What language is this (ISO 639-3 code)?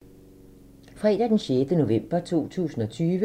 dan